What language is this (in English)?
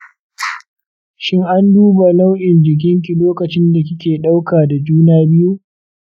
Hausa